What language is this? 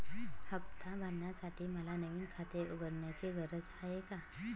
Marathi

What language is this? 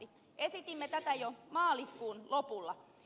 Finnish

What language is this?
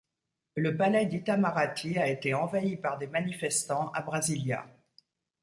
French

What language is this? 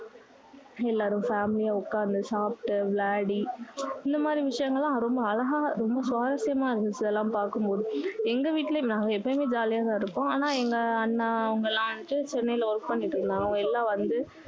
Tamil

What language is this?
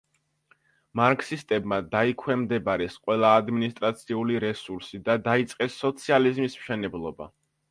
Georgian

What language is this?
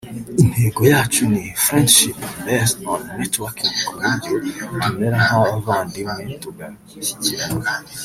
Kinyarwanda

